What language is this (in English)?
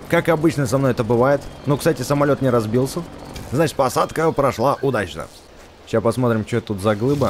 Russian